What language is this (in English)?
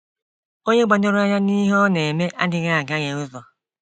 Igbo